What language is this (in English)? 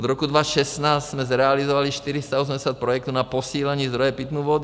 Czech